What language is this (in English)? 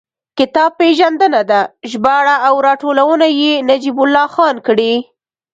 Pashto